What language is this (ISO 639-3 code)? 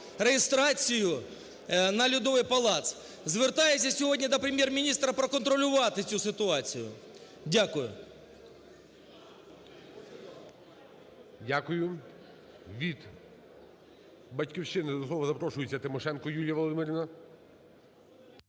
ukr